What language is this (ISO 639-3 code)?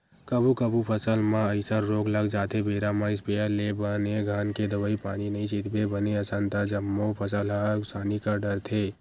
hne